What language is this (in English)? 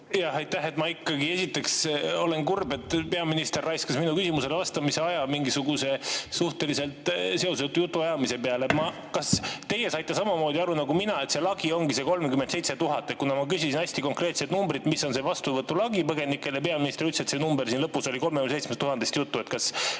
Estonian